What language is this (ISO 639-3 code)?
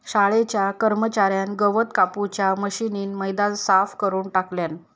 mar